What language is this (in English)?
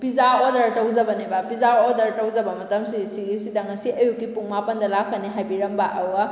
Manipuri